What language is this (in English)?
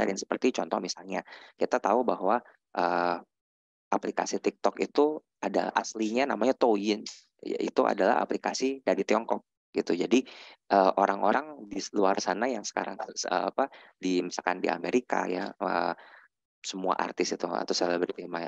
Indonesian